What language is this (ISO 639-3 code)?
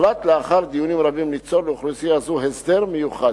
heb